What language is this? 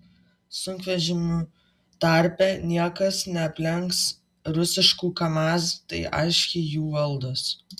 Lithuanian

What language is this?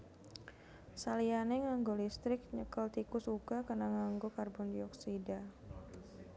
Javanese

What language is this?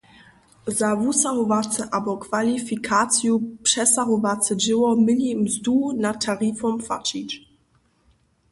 Upper Sorbian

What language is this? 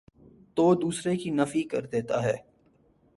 Urdu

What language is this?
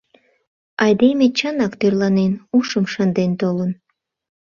Mari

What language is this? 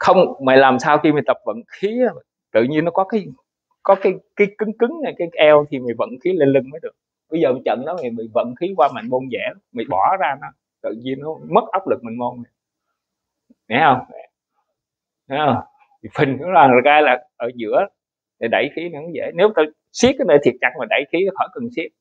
Vietnamese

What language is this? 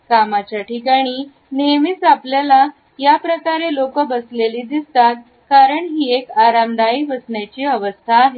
Marathi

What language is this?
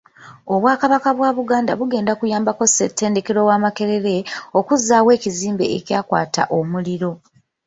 Ganda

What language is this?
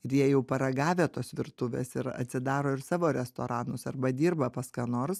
Lithuanian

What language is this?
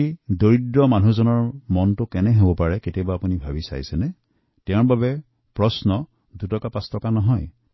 Assamese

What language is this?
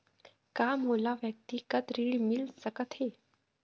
Chhattisgarhi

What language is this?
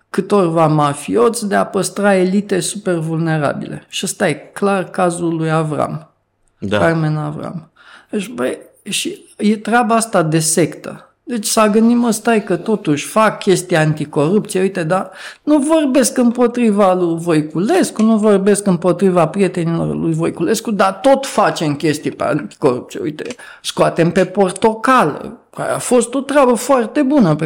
Romanian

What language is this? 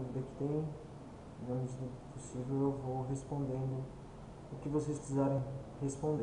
Portuguese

